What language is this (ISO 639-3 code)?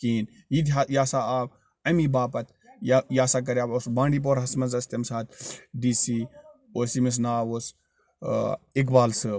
kas